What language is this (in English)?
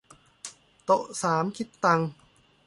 Thai